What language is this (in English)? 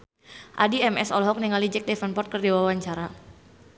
Sundanese